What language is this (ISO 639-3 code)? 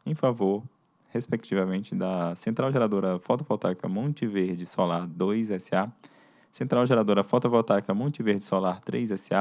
por